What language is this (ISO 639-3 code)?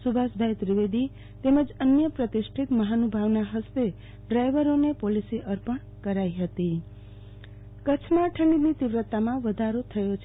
guj